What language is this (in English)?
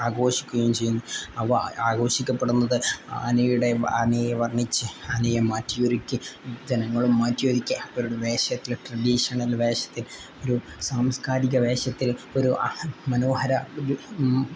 Malayalam